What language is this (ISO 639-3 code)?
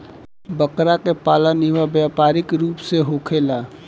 bho